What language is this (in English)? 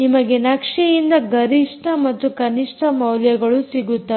Kannada